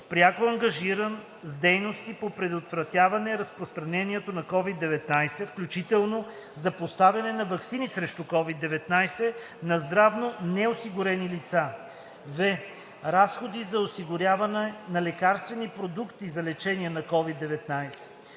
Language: Bulgarian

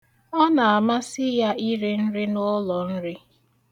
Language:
Igbo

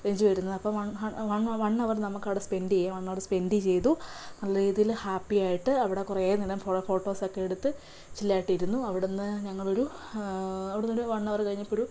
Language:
Malayalam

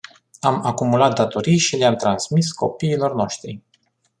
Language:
Romanian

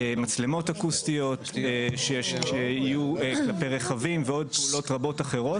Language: Hebrew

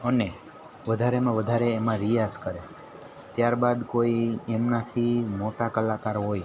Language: Gujarati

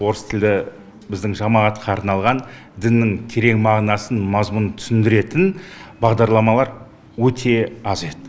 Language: Kazakh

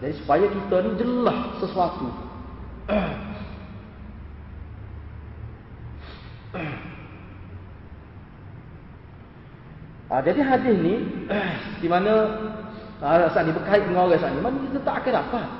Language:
Malay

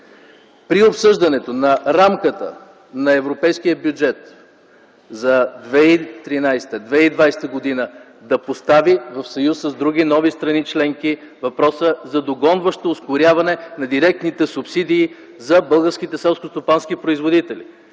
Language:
Bulgarian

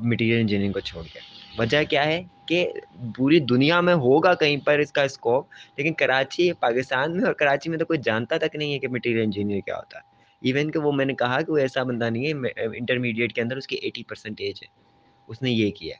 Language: Urdu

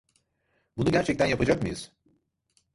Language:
Turkish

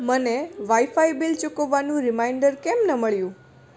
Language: Gujarati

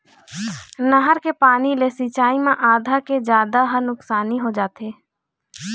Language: Chhattisgarhi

